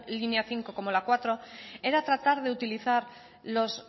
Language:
Spanish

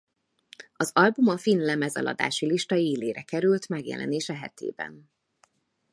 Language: Hungarian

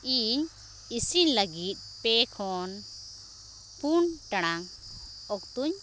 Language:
Santali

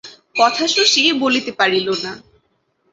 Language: Bangla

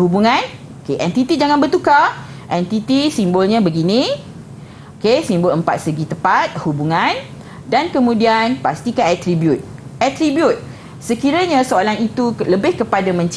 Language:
Malay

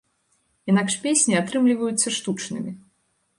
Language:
Belarusian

